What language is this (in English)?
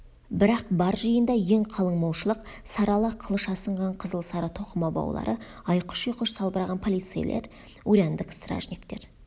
Kazakh